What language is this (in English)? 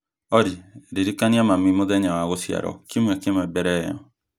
Kikuyu